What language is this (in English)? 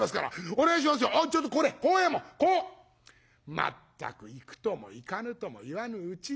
Japanese